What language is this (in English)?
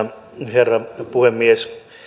Finnish